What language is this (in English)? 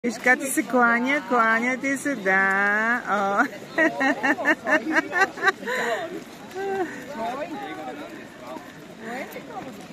Bulgarian